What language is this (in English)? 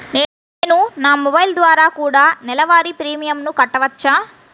Telugu